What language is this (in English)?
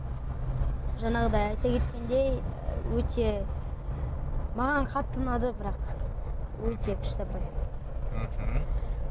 Kazakh